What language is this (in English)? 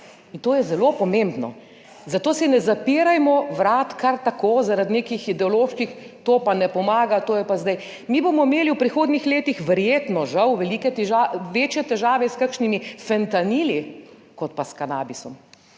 Slovenian